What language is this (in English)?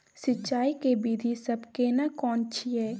Maithili